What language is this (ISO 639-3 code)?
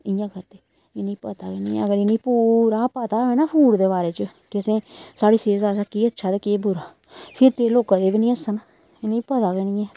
doi